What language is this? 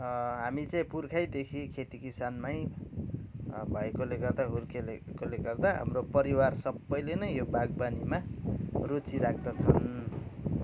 Nepali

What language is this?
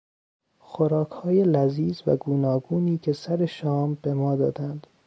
Persian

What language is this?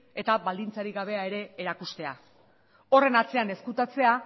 Basque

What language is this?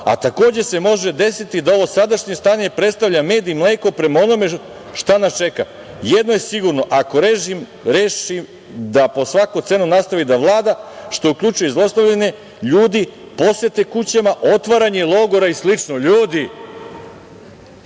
Serbian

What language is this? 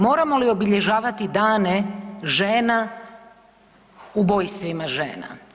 Croatian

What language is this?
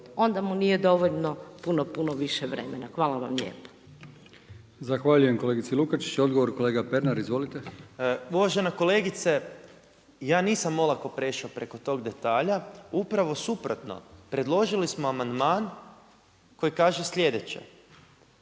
Croatian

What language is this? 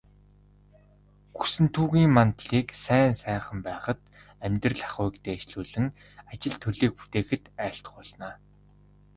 Mongolian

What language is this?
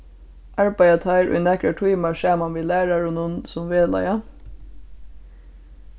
Faroese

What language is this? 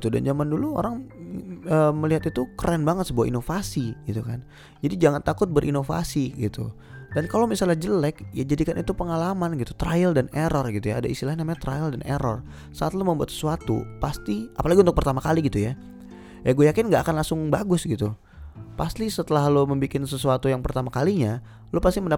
Indonesian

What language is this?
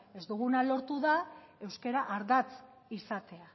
Basque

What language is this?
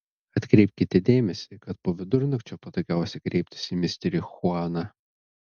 Lithuanian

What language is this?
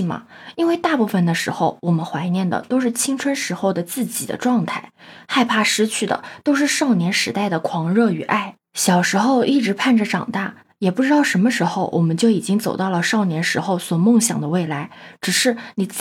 Chinese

